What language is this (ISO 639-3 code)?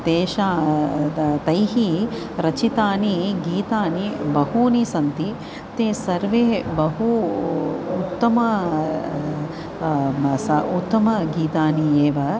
san